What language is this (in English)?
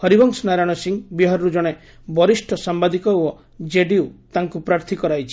Odia